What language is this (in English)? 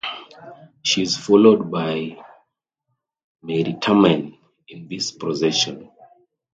English